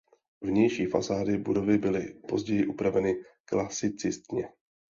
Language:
Czech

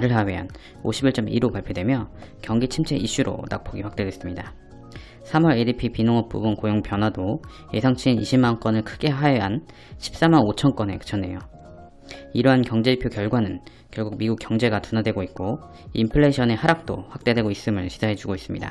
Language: Korean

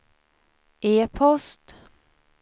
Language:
Swedish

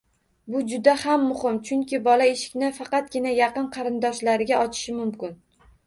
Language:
Uzbek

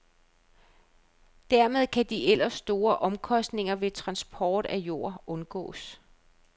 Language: Danish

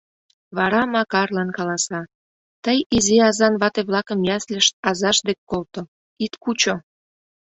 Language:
Mari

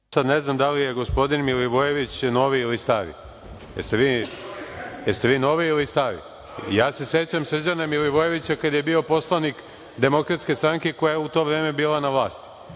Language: Serbian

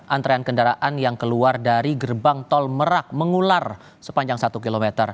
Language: Indonesian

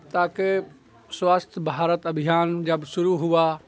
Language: Urdu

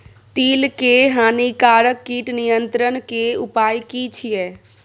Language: Maithili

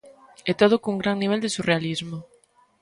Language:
Galician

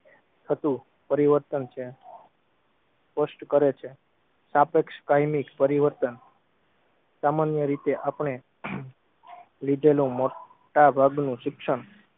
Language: Gujarati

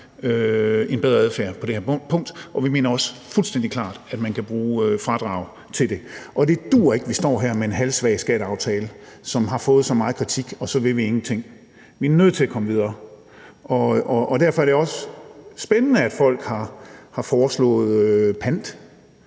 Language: Danish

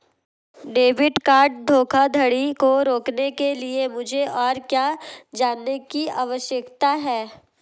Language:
Hindi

